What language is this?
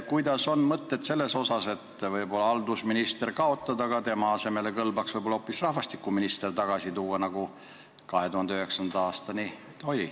Estonian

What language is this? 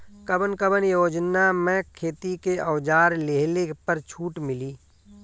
Bhojpuri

